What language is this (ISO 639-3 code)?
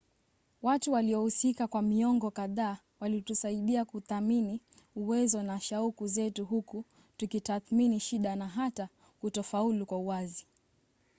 swa